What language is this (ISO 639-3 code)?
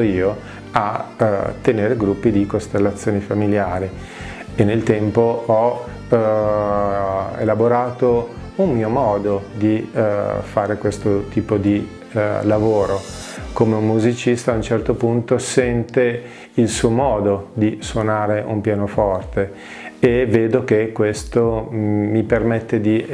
ita